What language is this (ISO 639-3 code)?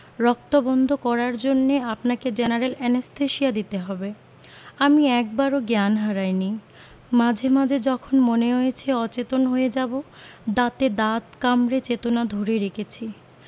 ben